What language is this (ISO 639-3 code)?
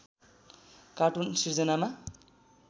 nep